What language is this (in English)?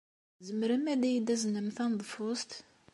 Kabyle